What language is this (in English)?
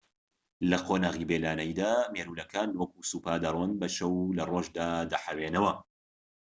Central Kurdish